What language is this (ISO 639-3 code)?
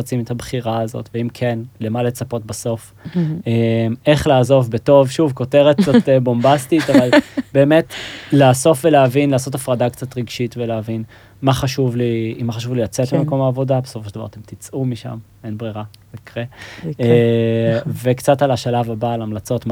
heb